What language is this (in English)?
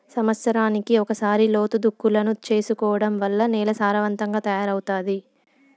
Telugu